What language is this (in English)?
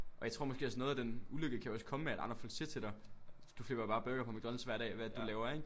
Danish